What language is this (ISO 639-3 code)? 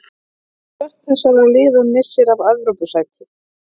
isl